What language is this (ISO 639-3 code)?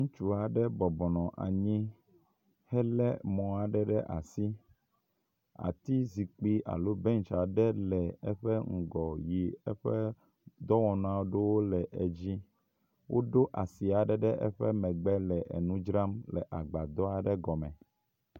ewe